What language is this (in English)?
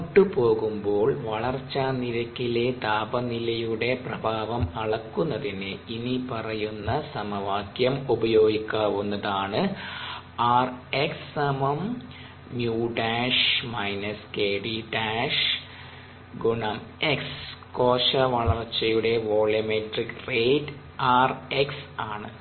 Malayalam